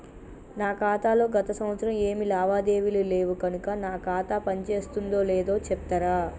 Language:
Telugu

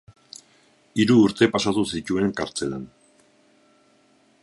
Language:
Basque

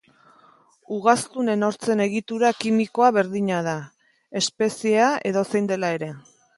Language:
Basque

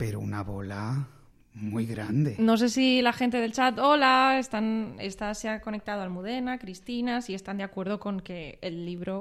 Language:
Spanish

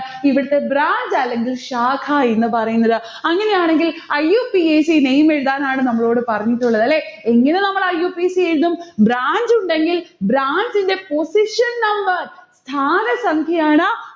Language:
Malayalam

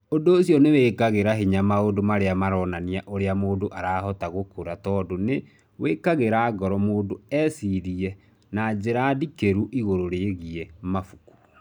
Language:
Kikuyu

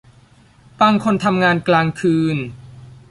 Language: Thai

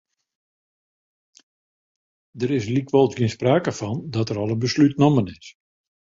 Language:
Western Frisian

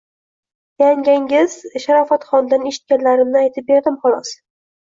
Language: Uzbek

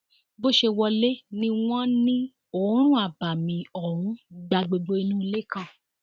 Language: Yoruba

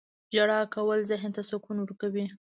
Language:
Pashto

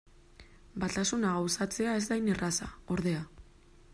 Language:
Basque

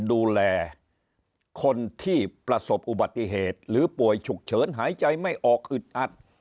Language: Thai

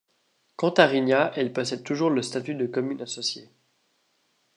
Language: French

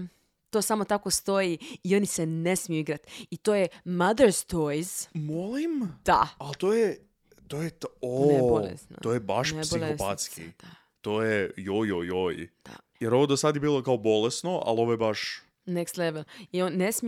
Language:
Croatian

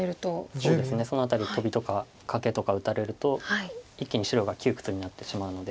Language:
Japanese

